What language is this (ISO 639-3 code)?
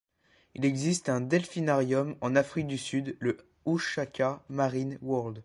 fra